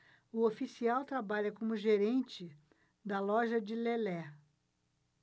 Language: Portuguese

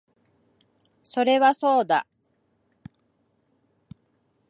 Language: Japanese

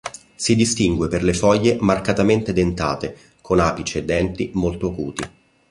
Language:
Italian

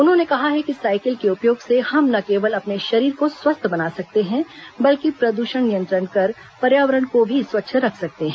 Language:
Hindi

